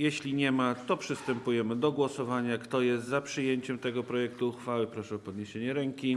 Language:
Polish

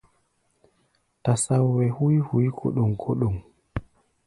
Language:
Gbaya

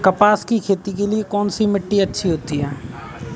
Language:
Hindi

